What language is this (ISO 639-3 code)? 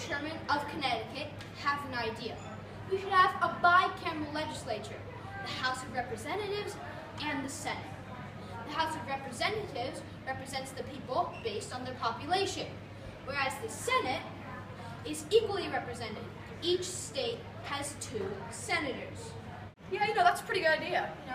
eng